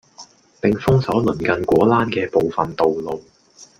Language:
Cantonese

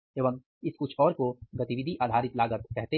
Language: Hindi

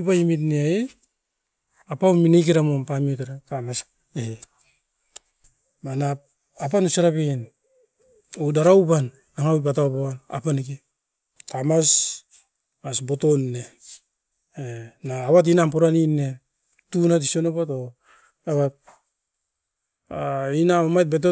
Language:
Askopan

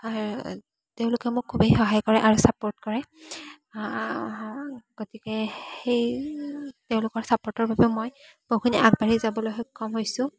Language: Assamese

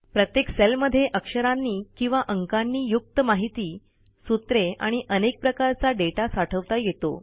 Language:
Marathi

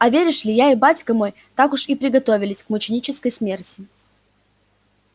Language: Russian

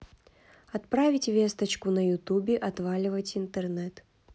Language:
Russian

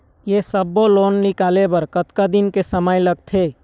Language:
Chhattisgarhi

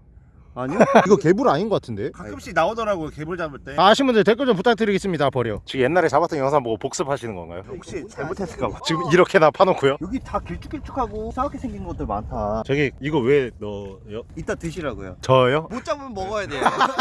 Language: Korean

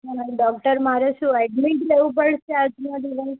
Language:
Gujarati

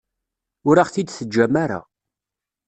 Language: Kabyle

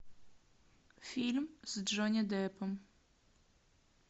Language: Russian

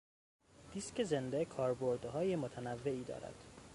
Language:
Persian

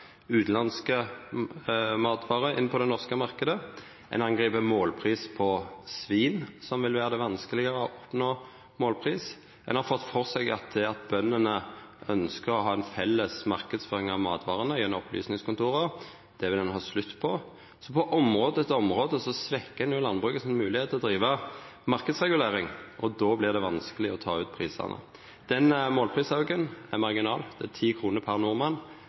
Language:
Norwegian Nynorsk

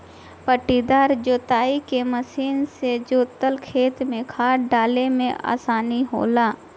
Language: Bhojpuri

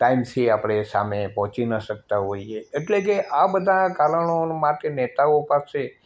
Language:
Gujarati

